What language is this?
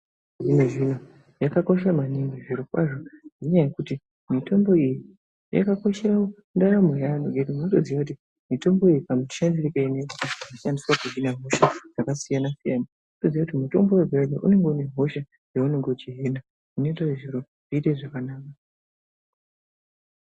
Ndau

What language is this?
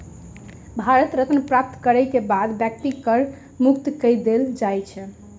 Maithili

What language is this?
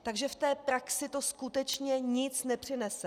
Czech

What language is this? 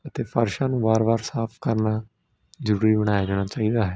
Punjabi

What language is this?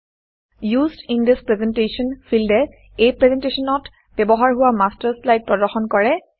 Assamese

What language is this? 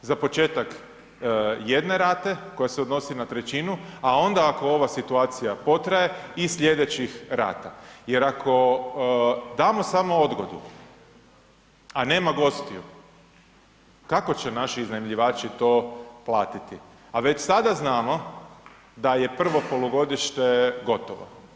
Croatian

